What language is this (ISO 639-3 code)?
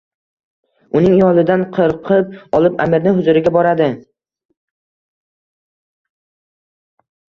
uzb